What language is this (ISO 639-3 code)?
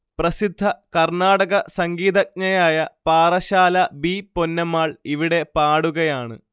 mal